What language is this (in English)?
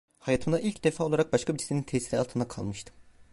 Turkish